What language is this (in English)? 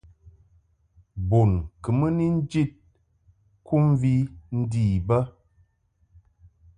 Mungaka